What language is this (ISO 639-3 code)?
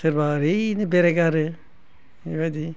brx